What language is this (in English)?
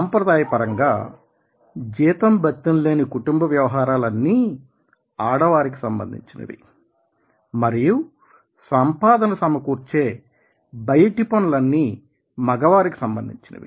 Telugu